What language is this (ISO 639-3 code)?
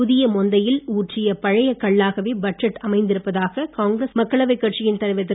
tam